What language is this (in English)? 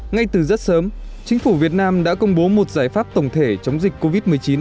Vietnamese